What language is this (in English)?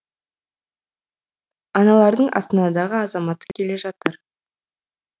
Kazakh